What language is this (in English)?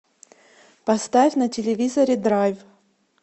Russian